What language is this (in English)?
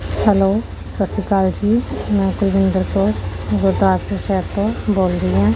Punjabi